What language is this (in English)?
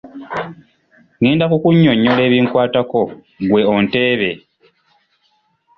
Ganda